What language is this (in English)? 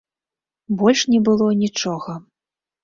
Belarusian